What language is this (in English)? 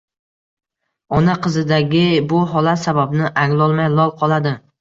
Uzbek